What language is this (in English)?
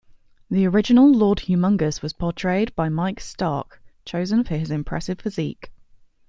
English